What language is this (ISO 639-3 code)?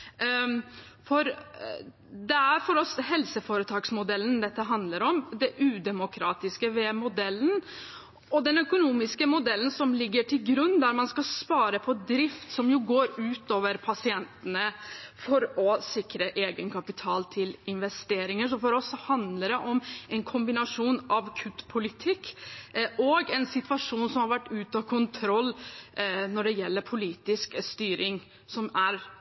nob